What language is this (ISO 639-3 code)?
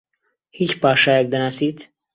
ckb